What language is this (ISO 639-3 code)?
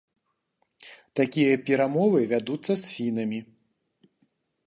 bel